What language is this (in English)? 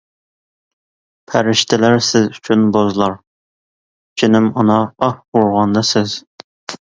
Uyghur